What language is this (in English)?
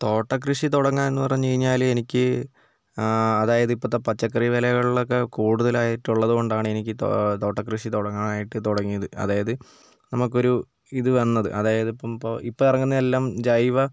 Malayalam